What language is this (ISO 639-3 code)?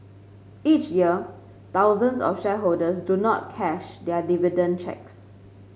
eng